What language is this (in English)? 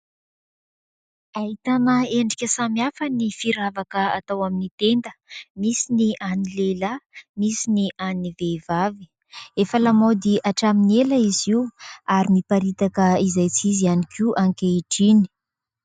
Malagasy